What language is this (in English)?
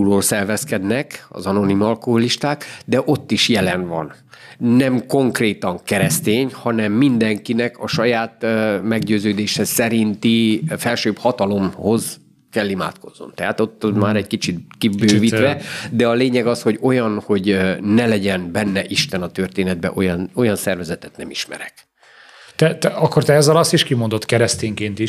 Hungarian